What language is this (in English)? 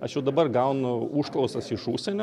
Lithuanian